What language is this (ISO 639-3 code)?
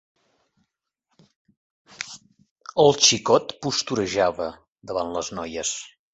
cat